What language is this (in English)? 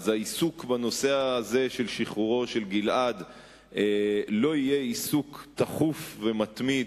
Hebrew